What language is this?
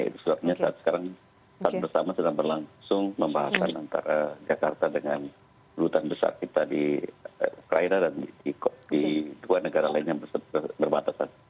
Indonesian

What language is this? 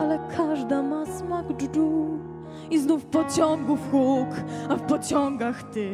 Polish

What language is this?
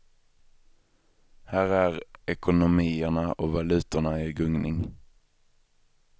Swedish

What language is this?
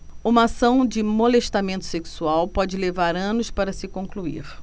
Portuguese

